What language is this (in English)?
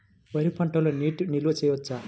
Telugu